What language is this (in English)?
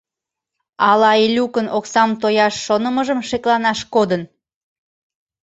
Mari